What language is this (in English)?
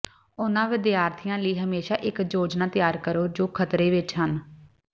Punjabi